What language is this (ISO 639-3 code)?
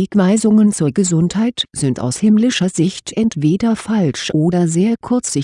deu